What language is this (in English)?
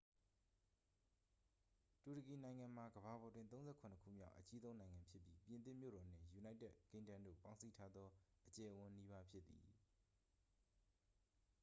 Burmese